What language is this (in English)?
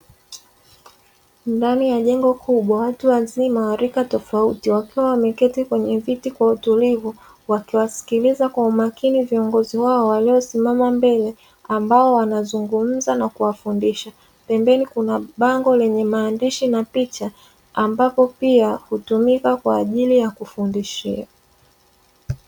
Swahili